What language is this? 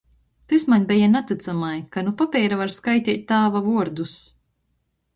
Latgalian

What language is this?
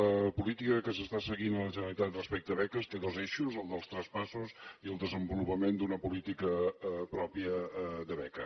Catalan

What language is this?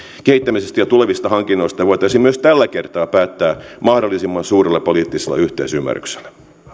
Finnish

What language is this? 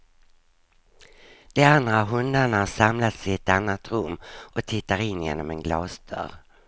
Swedish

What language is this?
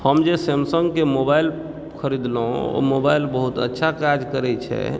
Maithili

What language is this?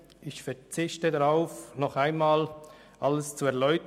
Swiss German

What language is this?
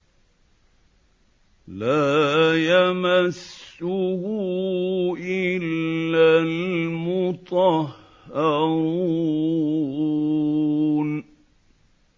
Arabic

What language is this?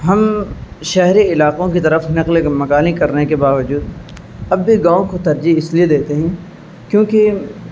Urdu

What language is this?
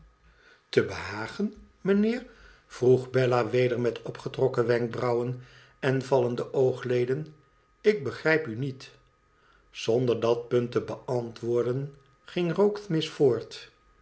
Dutch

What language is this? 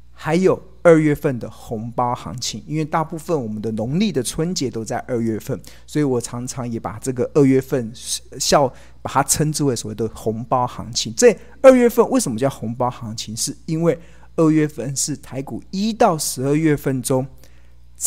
Chinese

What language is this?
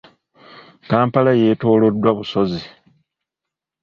Ganda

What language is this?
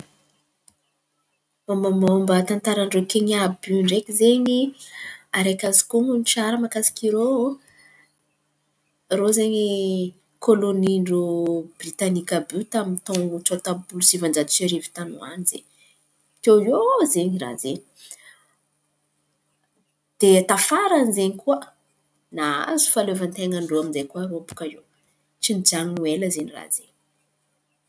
Antankarana Malagasy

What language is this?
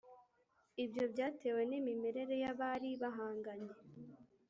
Kinyarwanda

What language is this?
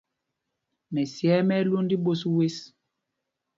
Mpumpong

